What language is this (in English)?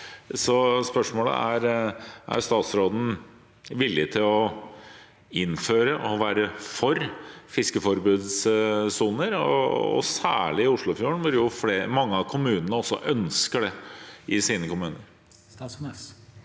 Norwegian